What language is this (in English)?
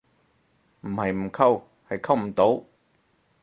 Cantonese